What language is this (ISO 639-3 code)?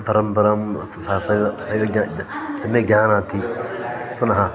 san